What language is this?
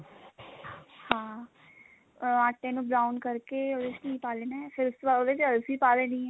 Punjabi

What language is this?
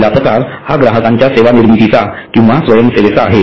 Marathi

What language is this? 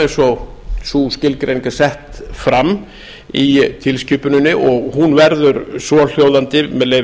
Icelandic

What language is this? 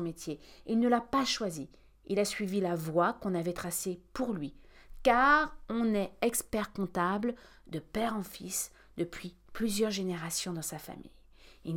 French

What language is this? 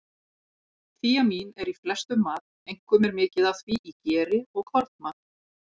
Icelandic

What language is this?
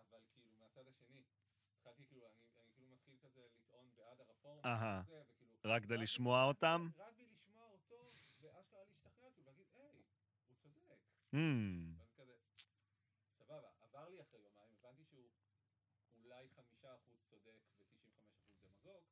Hebrew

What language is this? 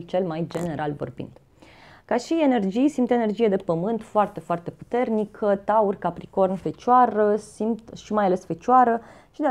Romanian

